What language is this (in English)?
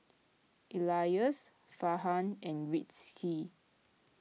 English